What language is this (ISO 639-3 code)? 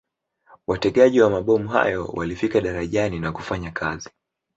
swa